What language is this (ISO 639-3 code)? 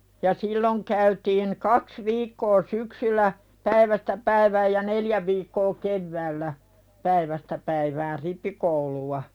fin